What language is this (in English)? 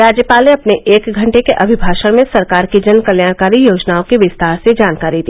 Hindi